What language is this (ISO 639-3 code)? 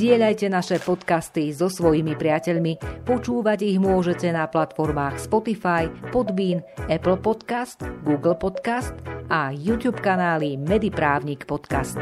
slk